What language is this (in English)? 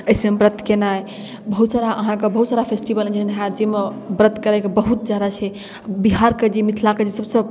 Maithili